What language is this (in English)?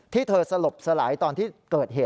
Thai